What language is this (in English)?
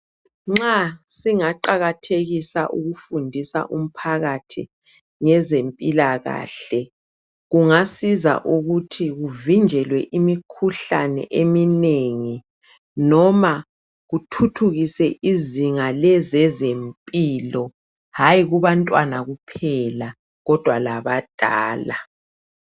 North Ndebele